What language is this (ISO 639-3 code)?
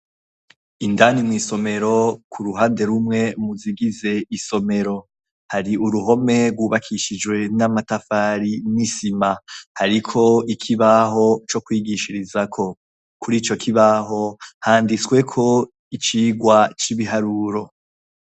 run